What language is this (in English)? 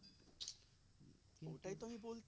Bangla